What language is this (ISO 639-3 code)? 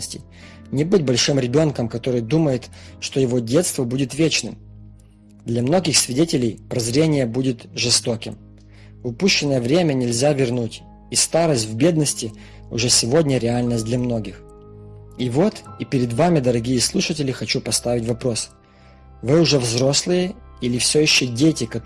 rus